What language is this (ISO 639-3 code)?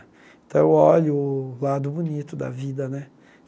por